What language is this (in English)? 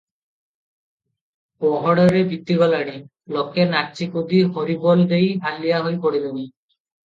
Odia